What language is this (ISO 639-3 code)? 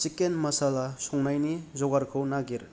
brx